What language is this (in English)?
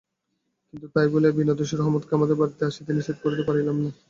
Bangla